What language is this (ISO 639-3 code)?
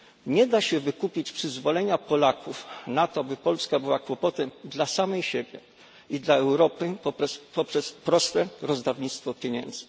pol